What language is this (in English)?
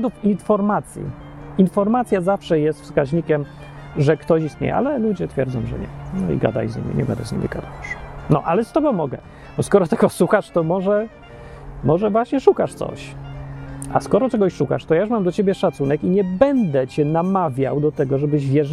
Polish